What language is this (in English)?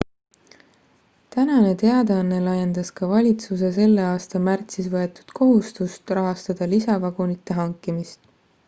Estonian